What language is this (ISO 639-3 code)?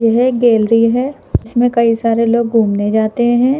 hin